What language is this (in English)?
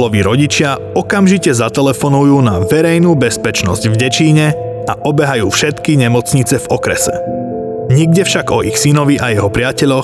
Slovak